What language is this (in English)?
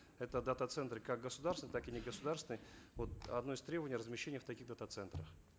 Kazakh